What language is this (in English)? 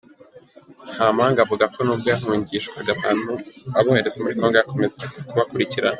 Kinyarwanda